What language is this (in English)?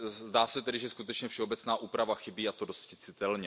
Czech